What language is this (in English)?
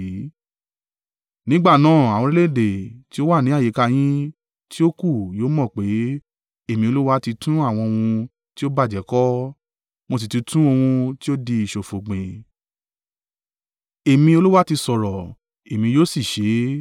Yoruba